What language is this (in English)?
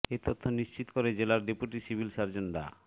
Bangla